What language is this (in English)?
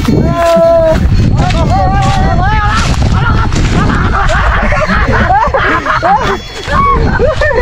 Thai